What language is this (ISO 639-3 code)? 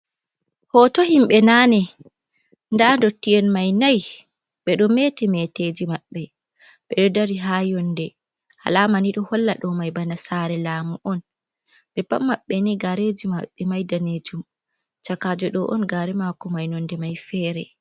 ful